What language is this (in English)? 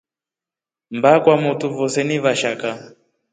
Rombo